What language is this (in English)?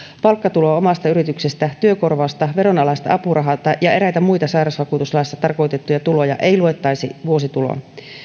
Finnish